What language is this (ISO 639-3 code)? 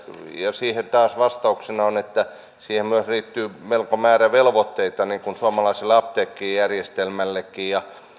fin